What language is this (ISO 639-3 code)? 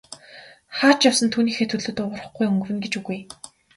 mon